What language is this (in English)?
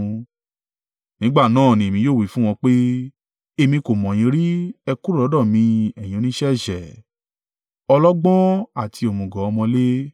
Yoruba